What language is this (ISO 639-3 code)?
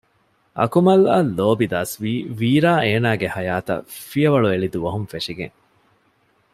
div